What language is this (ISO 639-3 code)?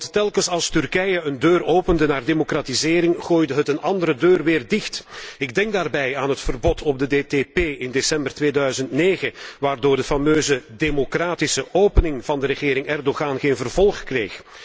nld